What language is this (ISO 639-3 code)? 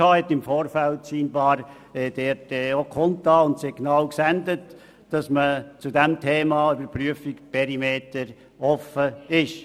gsw